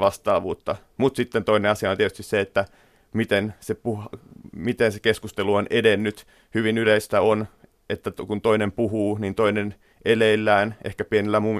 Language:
Finnish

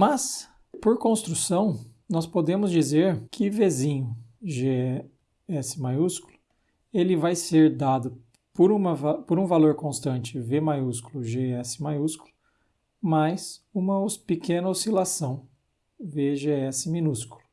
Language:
Portuguese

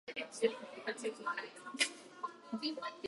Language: Japanese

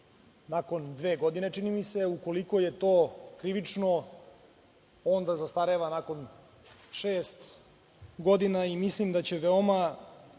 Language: Serbian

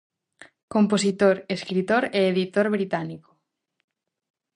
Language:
Galician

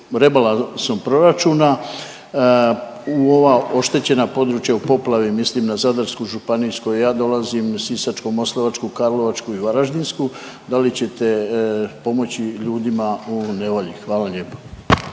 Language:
Croatian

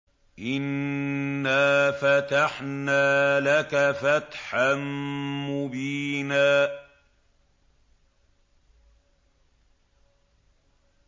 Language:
Arabic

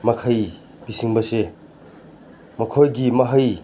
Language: Manipuri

